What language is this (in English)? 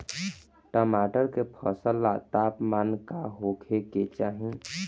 Bhojpuri